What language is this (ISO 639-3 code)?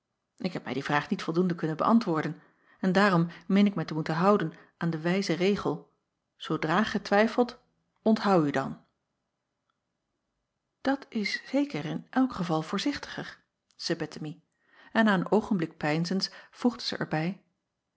nld